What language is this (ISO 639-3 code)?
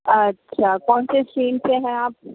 urd